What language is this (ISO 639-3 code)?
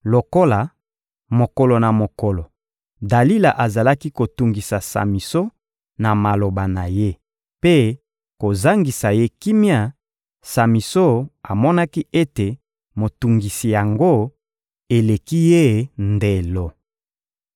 lin